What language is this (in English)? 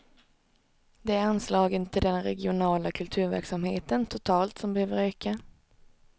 Swedish